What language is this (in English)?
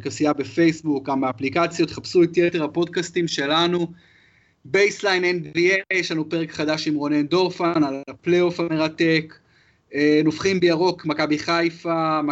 Hebrew